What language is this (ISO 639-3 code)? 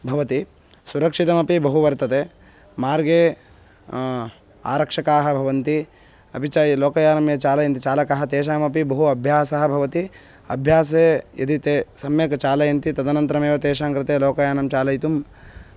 san